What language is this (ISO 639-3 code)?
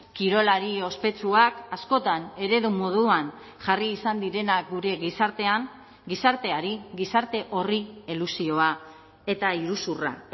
eus